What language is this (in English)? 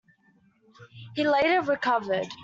English